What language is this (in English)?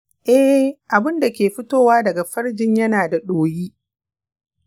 Hausa